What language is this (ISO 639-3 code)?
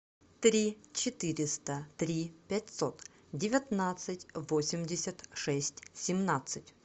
rus